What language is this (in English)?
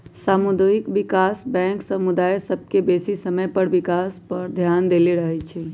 Magahi